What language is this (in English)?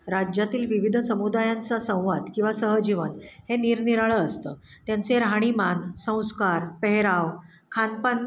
Marathi